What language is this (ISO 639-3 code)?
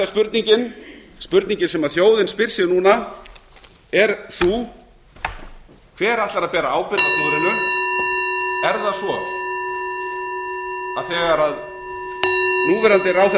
isl